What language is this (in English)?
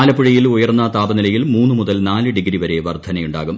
Malayalam